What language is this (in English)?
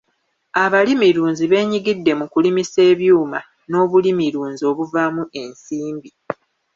Ganda